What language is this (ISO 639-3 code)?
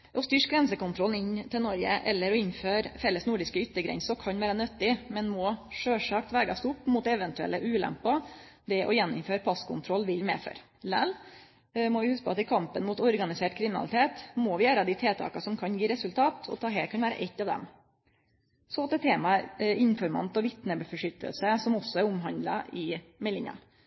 nno